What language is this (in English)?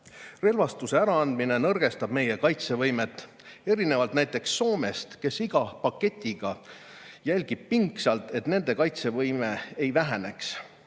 Estonian